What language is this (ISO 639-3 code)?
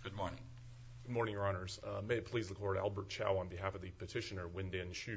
eng